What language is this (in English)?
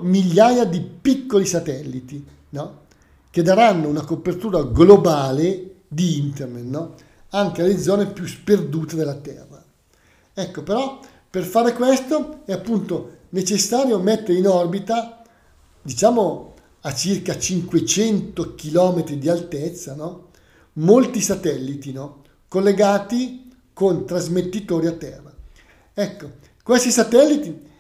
Italian